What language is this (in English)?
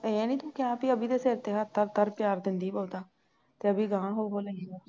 Punjabi